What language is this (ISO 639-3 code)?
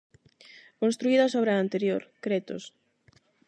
glg